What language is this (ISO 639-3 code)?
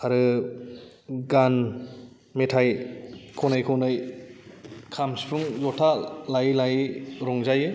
brx